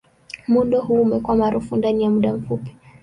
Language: Swahili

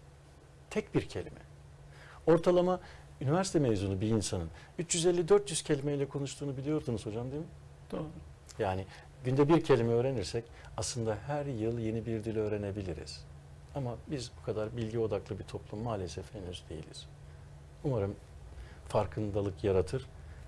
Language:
Turkish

